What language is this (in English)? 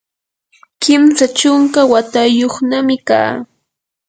Yanahuanca Pasco Quechua